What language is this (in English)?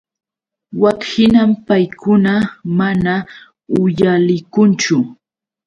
Yauyos Quechua